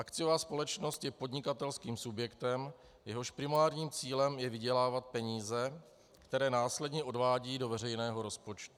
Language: Czech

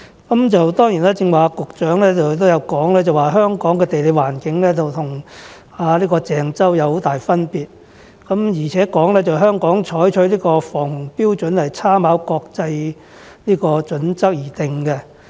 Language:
Cantonese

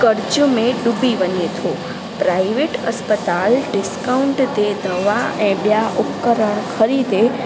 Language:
Sindhi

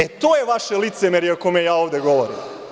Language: Serbian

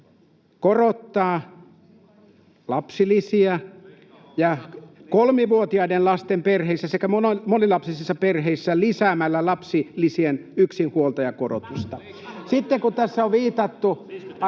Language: Finnish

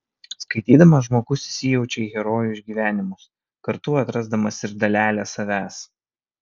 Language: Lithuanian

